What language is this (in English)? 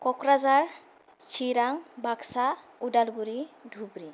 Bodo